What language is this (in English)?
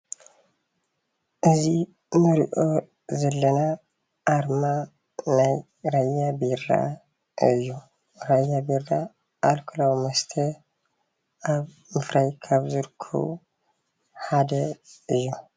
Tigrinya